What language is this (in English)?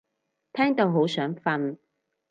Cantonese